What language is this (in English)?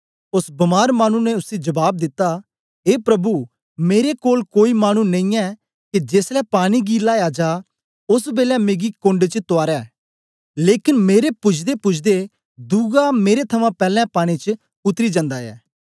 Dogri